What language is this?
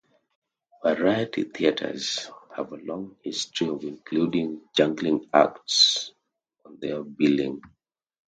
English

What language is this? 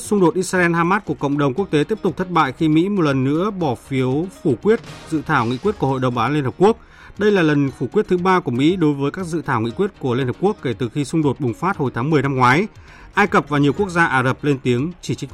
Vietnamese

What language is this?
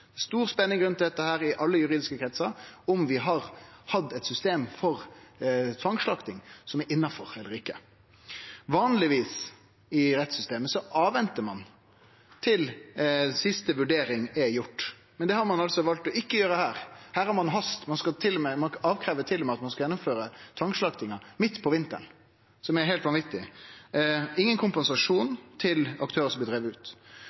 Norwegian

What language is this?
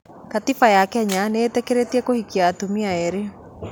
Kikuyu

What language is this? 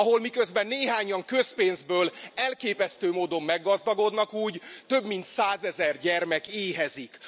Hungarian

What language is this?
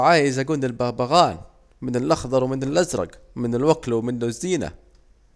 Saidi Arabic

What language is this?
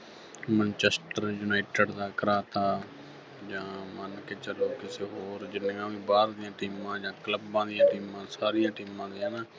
Punjabi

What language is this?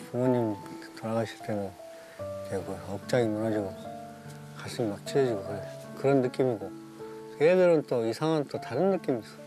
Korean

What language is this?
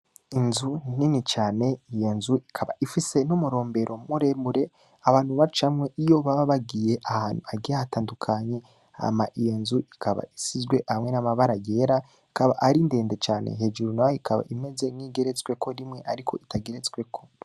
Rundi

